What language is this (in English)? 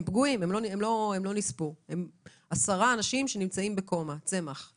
Hebrew